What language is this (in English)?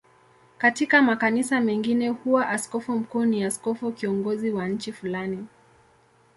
Swahili